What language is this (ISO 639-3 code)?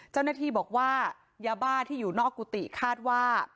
tha